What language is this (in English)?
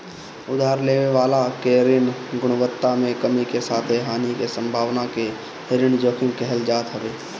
Bhojpuri